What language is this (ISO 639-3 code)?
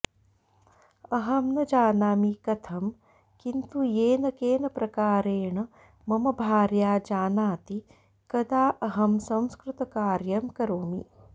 san